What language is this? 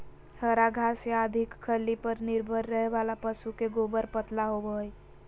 Magahi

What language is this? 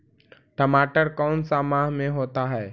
Magahi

